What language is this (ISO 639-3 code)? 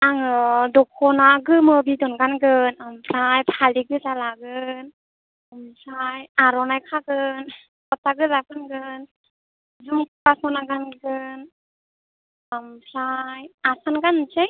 brx